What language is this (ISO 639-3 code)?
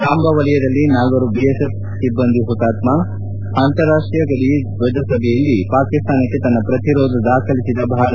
kan